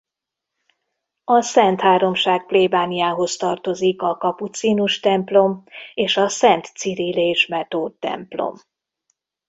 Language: Hungarian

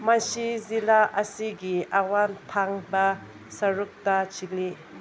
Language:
Manipuri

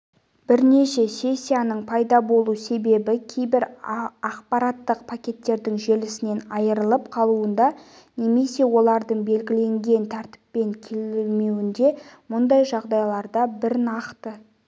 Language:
Kazakh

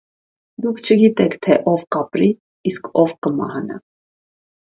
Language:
Armenian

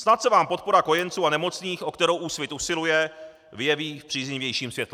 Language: Czech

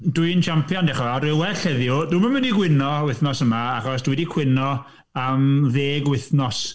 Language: Welsh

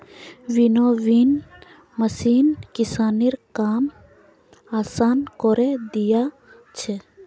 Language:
Magahi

